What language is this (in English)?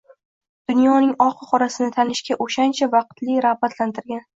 Uzbek